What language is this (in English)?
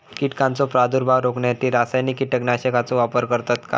Marathi